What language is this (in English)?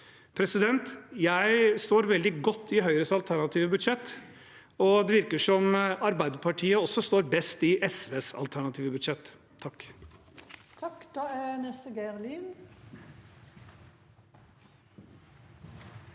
Norwegian